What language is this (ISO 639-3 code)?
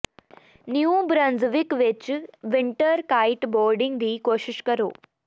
pan